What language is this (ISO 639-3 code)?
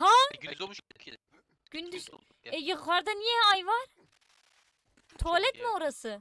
tur